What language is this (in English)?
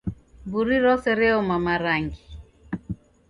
Taita